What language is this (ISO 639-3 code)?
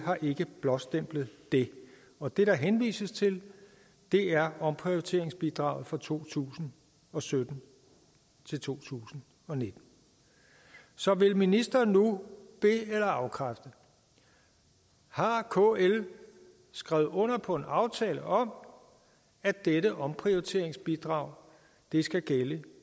dan